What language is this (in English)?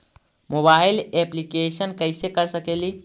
Magahi